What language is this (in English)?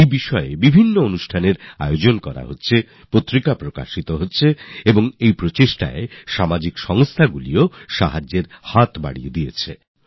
Bangla